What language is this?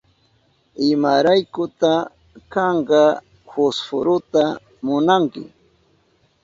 Southern Pastaza Quechua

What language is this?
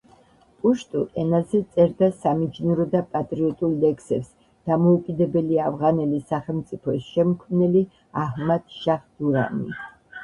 Georgian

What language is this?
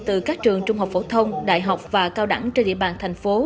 Vietnamese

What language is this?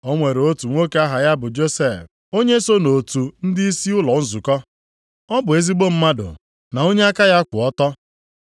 Igbo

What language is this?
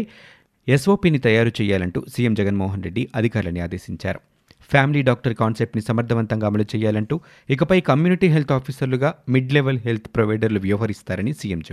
Telugu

